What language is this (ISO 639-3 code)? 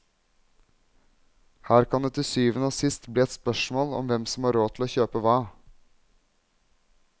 nor